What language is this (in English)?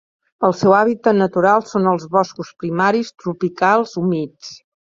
Catalan